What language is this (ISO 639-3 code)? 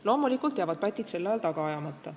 est